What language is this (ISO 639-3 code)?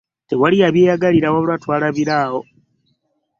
lug